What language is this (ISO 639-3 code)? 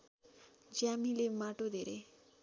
nep